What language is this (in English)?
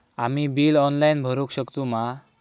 Marathi